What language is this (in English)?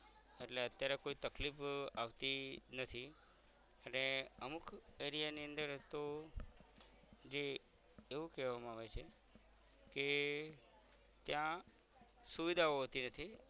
Gujarati